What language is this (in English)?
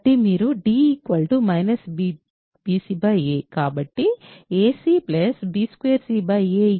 Telugu